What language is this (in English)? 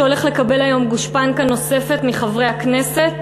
Hebrew